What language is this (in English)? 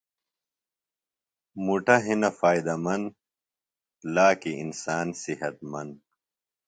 Phalura